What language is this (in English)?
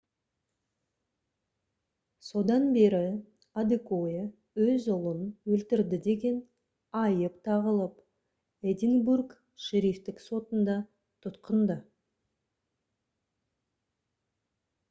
Kazakh